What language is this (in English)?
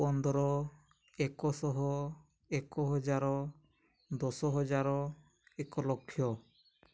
Odia